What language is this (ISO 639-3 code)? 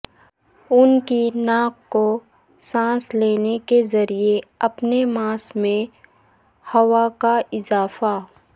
urd